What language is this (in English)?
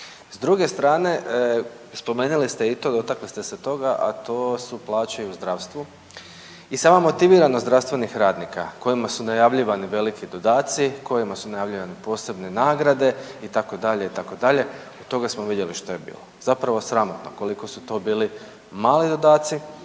Croatian